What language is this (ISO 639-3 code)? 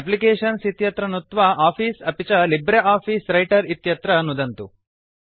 san